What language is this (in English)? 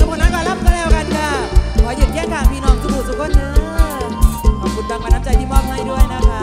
Thai